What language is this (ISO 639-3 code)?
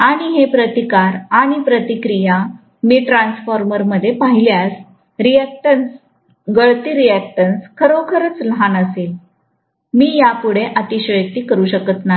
mar